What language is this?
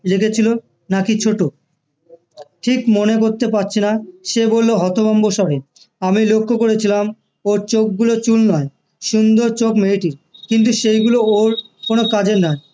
Bangla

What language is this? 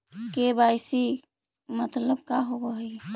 Magahi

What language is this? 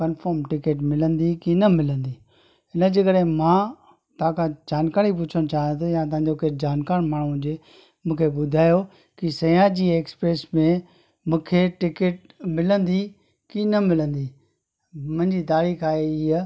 Sindhi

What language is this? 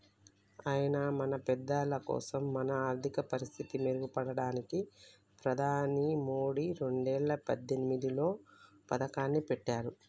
Telugu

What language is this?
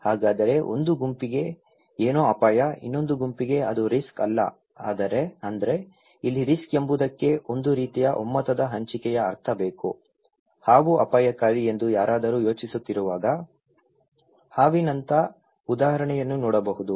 Kannada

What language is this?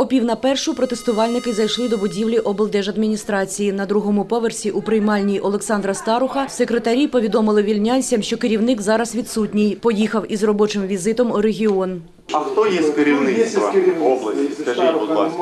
Ukrainian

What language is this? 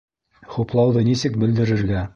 Bashkir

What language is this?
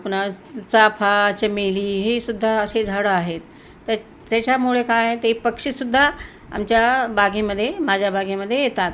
Marathi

